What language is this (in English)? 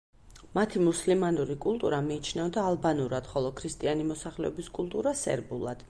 Georgian